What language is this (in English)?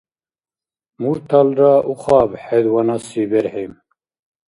Dargwa